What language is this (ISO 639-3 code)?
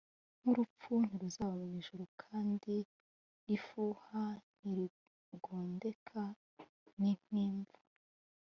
kin